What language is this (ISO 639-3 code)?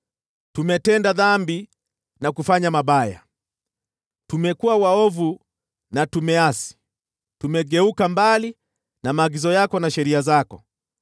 swa